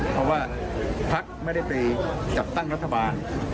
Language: Thai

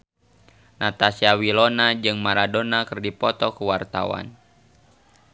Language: Sundanese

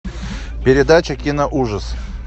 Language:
Russian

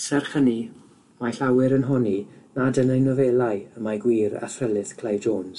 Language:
Welsh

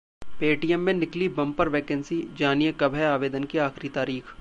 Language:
Hindi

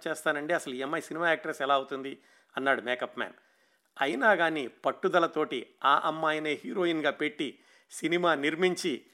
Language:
Telugu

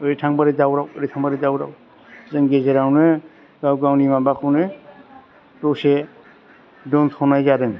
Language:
Bodo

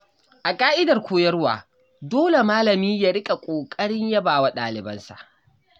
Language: Hausa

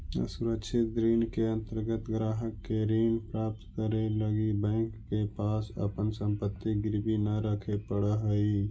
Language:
Magahi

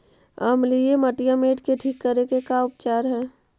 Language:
Magahi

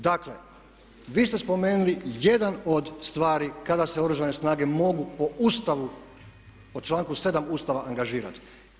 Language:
Croatian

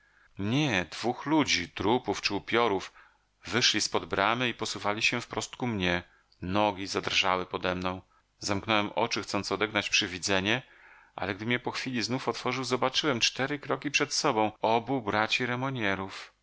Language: Polish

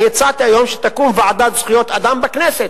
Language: Hebrew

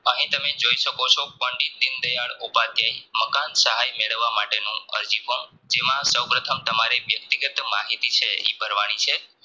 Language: Gujarati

